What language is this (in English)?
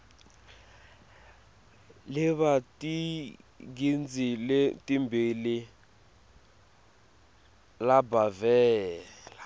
Swati